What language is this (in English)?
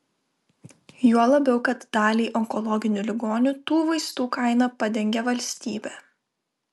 Lithuanian